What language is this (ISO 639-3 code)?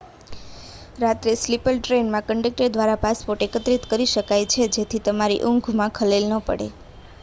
guj